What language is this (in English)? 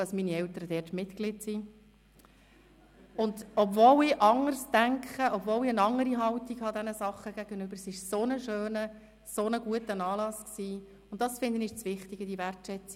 Swiss German